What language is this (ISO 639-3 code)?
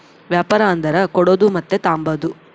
kan